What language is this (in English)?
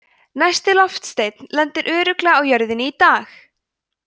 Icelandic